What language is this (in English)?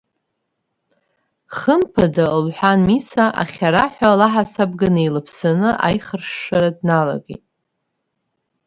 Abkhazian